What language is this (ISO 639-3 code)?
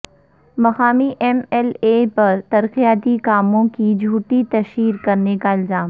urd